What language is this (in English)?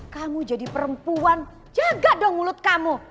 Indonesian